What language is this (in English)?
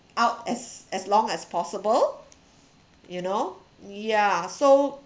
English